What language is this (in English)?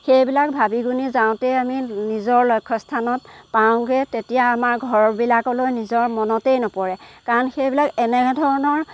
Assamese